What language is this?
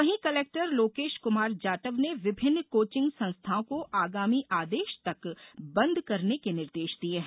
Hindi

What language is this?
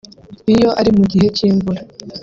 Kinyarwanda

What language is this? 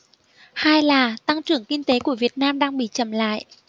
Vietnamese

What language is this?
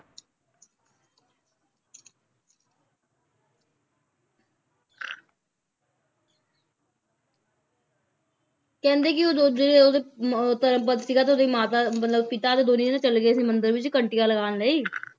Punjabi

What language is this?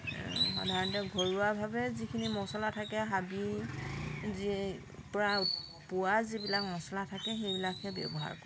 Assamese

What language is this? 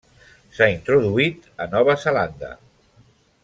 Catalan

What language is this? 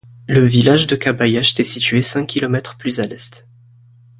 French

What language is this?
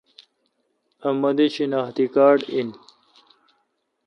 Kalkoti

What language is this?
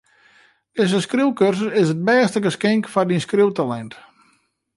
Western Frisian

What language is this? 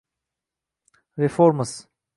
Uzbek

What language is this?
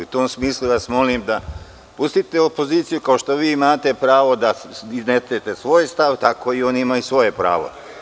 Serbian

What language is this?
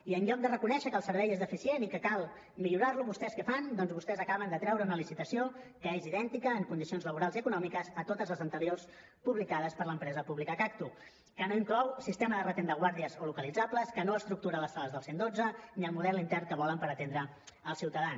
Catalan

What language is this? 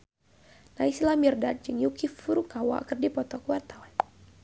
Sundanese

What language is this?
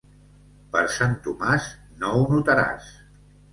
Catalan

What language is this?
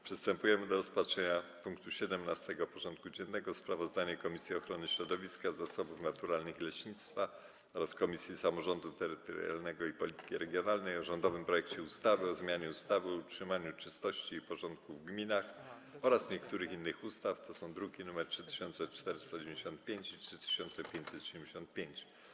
Polish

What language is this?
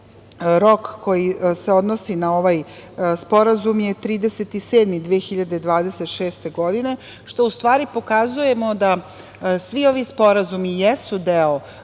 Serbian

